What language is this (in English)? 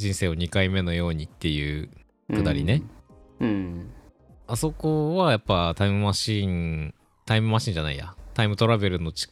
Japanese